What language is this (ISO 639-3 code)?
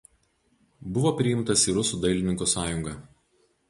lit